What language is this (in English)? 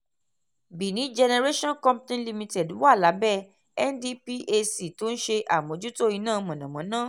Yoruba